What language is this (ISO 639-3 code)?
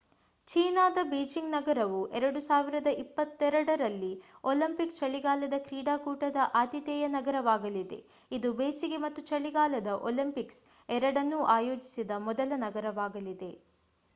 kan